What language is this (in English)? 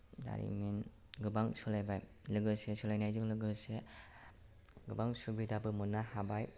Bodo